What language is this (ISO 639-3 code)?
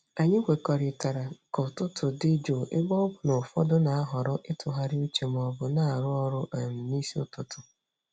ibo